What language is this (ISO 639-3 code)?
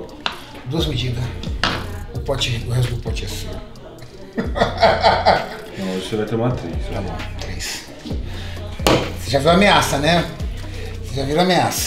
por